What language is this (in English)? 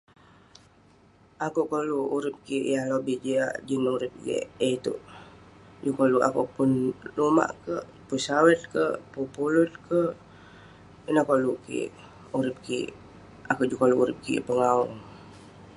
Western Penan